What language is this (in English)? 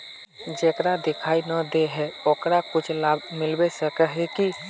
Magahi